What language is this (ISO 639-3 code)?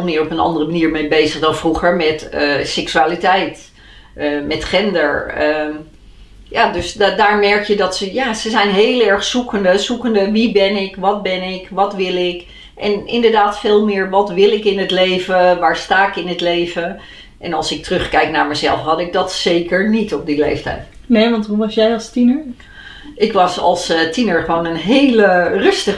nld